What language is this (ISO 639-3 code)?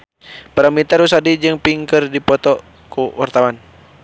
sun